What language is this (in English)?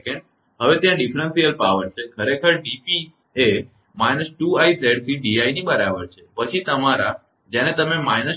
Gujarati